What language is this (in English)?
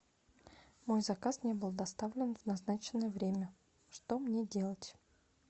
Russian